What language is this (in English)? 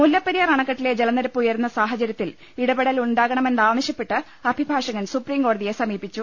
Malayalam